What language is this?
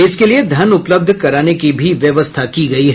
Hindi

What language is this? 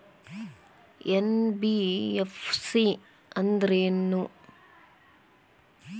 Kannada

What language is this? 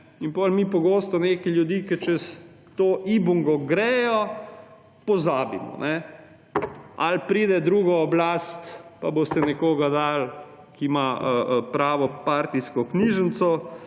Slovenian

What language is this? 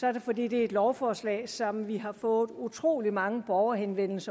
Danish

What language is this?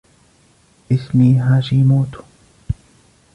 Arabic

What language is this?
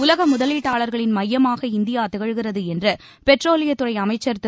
Tamil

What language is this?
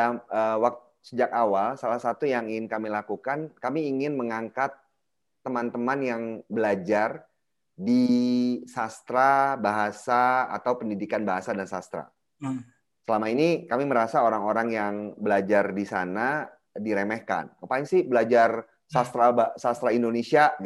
Indonesian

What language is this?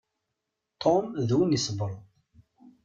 Kabyle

